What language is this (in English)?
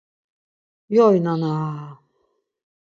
Laz